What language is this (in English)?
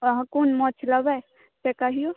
Maithili